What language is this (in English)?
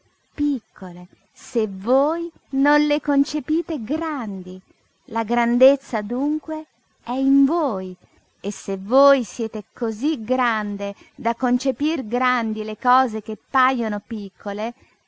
Italian